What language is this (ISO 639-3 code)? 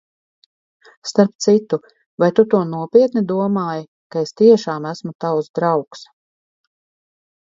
lav